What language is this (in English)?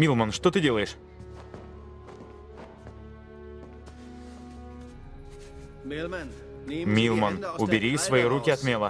Russian